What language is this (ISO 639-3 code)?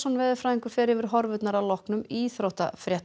isl